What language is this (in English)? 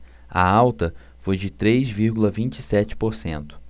Portuguese